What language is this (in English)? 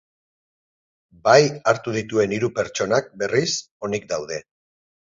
Basque